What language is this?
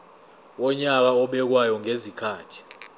Zulu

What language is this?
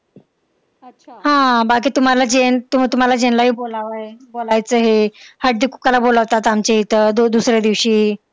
Marathi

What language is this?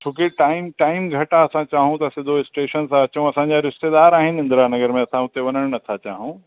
Sindhi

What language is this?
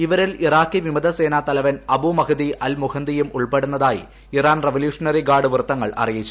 Malayalam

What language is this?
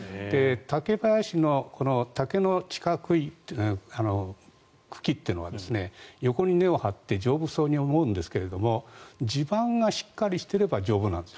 Japanese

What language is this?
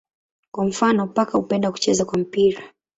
Swahili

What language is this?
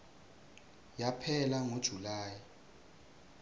Swati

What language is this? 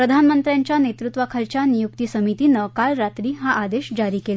Marathi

